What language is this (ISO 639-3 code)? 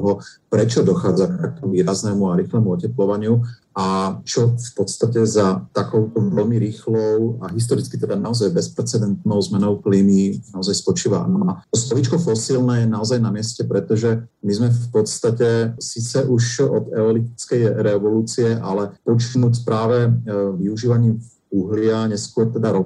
slk